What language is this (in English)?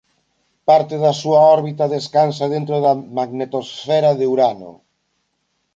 Galician